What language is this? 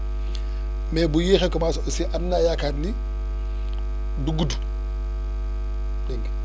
Wolof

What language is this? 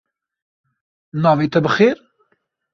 Kurdish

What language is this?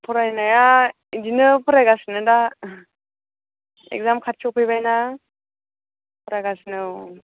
Bodo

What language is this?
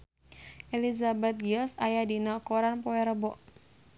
Sundanese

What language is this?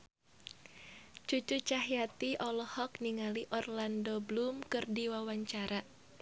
Sundanese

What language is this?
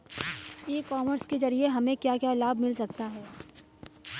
Hindi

